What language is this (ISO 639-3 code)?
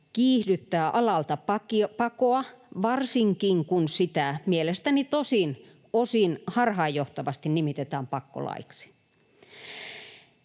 fin